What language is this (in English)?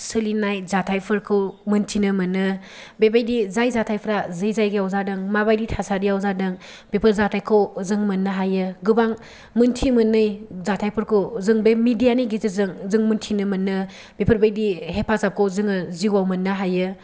Bodo